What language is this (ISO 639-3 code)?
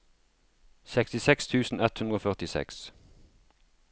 nor